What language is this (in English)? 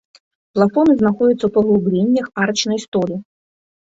Belarusian